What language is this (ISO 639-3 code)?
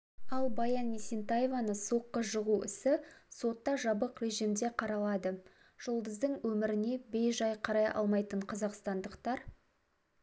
kaz